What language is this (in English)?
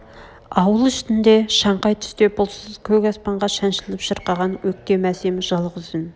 Kazakh